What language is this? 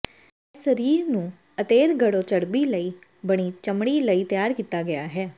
Punjabi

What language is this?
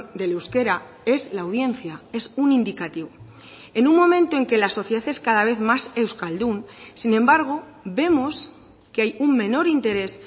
Spanish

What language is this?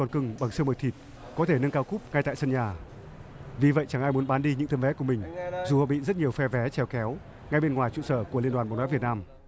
Vietnamese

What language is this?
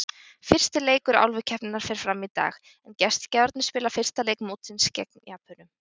Icelandic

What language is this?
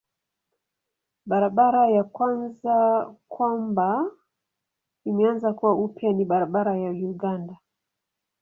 Swahili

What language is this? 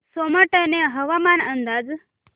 Marathi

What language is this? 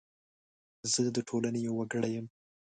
Pashto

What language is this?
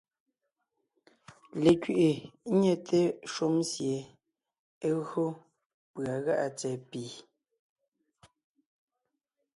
Ngiemboon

